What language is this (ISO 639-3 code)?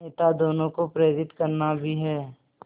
hin